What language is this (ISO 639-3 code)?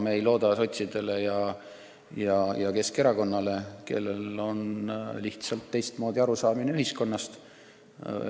est